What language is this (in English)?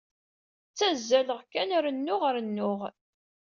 Kabyle